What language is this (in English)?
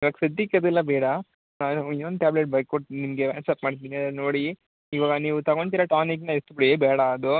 Kannada